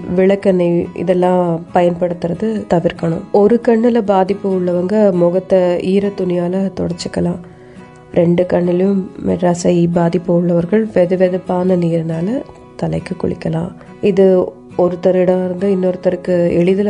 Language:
Tamil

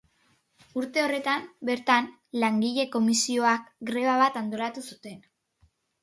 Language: Basque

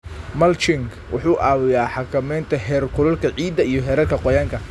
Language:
Somali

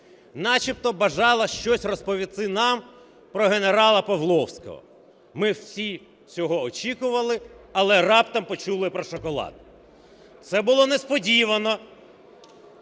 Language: Ukrainian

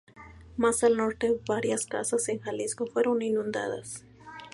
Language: Spanish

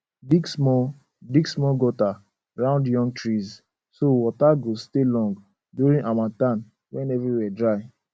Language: Nigerian Pidgin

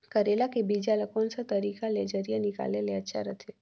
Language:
Chhattisgarhi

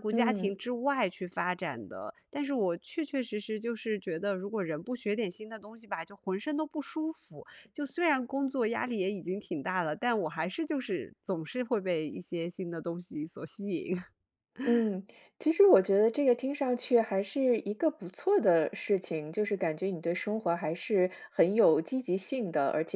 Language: Chinese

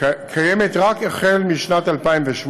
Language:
Hebrew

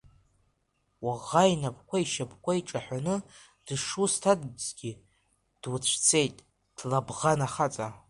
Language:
Abkhazian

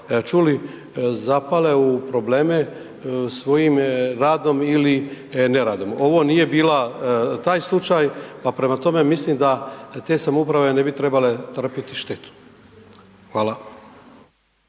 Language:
Croatian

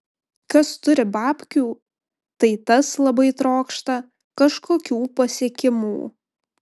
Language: Lithuanian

